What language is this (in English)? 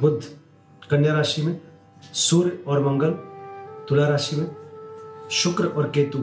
Hindi